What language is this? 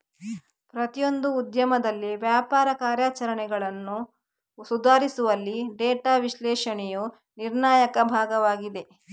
Kannada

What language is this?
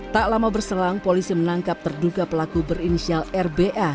Indonesian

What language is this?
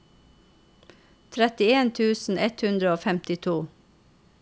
Norwegian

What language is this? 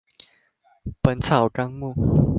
Chinese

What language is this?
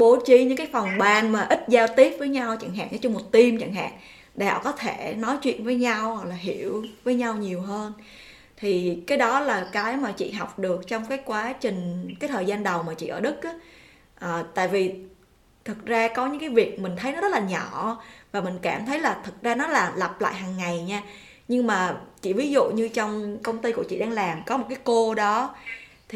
Vietnamese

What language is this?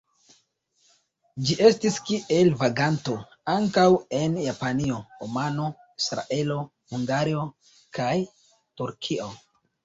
Esperanto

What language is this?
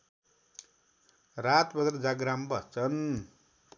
Nepali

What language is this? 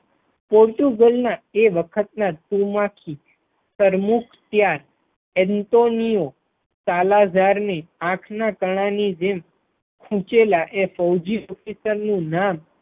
Gujarati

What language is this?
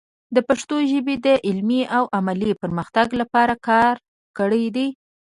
Pashto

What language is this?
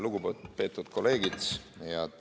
Estonian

